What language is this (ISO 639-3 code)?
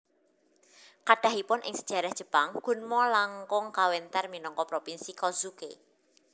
jav